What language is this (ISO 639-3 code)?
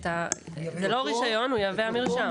heb